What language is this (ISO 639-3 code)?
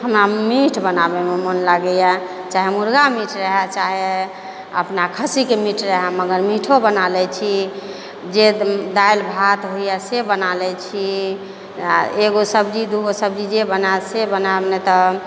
mai